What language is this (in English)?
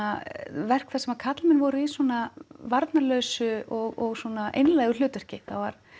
Icelandic